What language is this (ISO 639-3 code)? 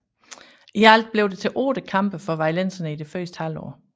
dan